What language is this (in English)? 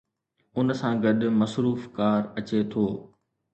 Sindhi